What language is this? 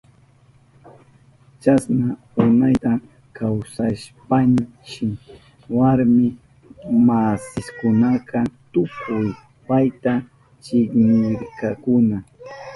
Southern Pastaza Quechua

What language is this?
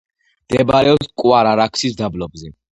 Georgian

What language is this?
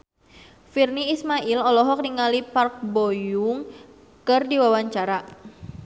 Sundanese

